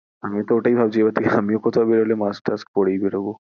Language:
Bangla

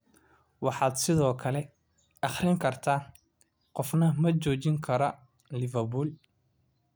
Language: Somali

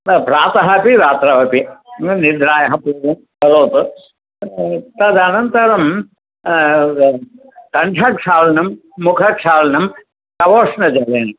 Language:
Sanskrit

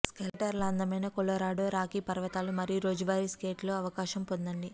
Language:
Telugu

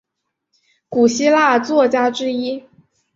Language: Chinese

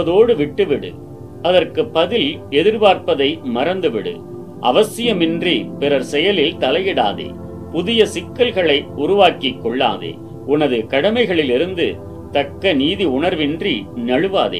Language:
Tamil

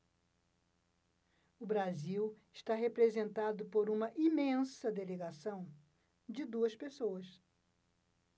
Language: Portuguese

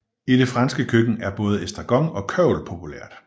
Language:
Danish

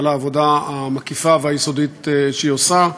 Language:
Hebrew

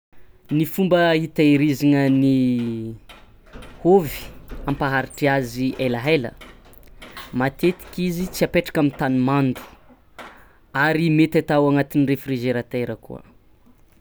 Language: Tsimihety Malagasy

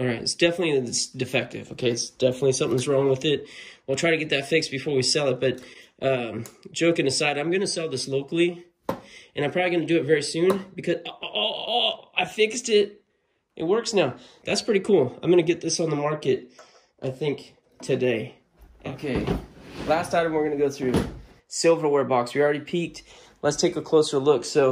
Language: English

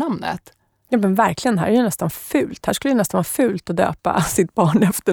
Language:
Swedish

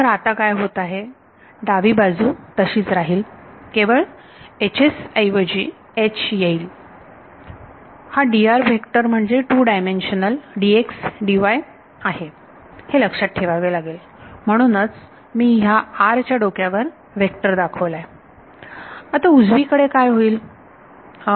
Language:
Marathi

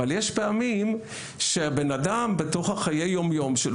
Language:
Hebrew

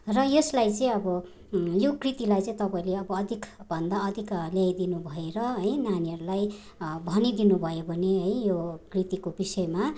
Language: Nepali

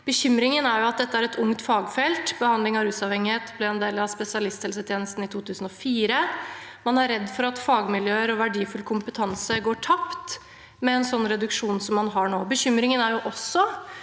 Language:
Norwegian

